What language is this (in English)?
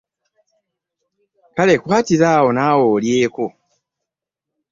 Ganda